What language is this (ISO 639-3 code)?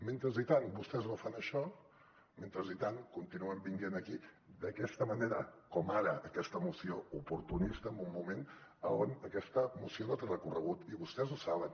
cat